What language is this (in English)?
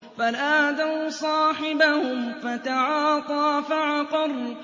Arabic